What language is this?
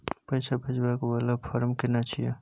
Maithili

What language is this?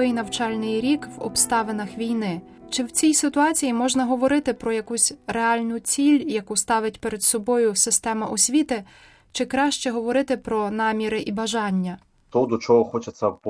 Ukrainian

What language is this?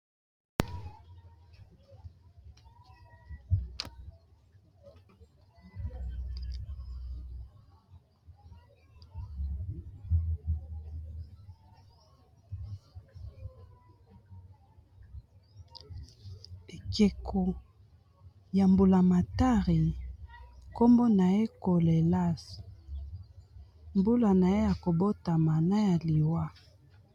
Lingala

